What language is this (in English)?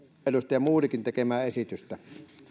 Finnish